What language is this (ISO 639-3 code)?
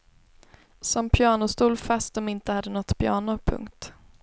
swe